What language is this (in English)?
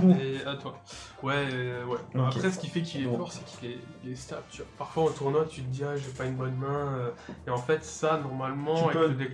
French